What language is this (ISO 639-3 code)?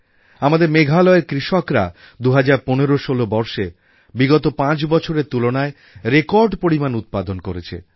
ben